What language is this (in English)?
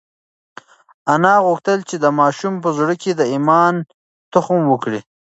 Pashto